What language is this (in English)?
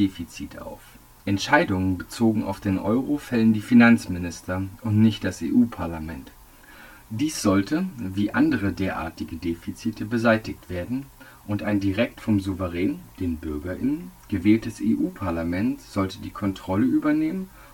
German